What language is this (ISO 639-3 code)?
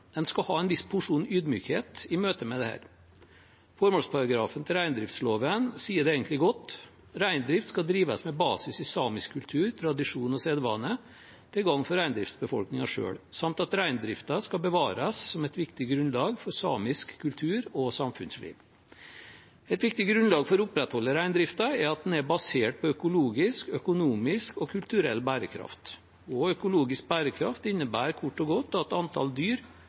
nob